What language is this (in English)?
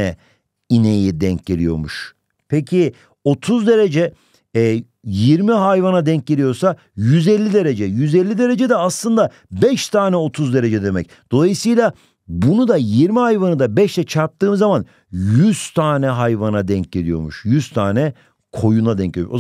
Turkish